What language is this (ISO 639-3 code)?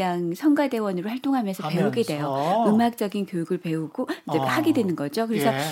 kor